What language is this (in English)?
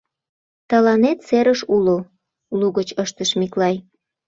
Mari